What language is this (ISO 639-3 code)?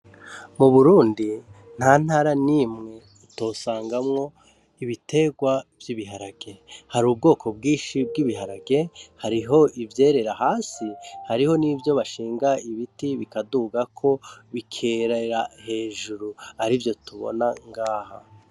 run